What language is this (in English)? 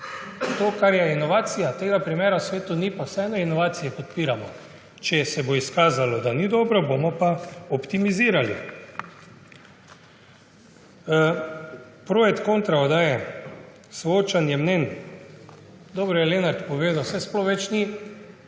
Slovenian